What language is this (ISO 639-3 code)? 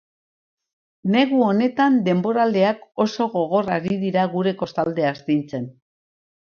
eus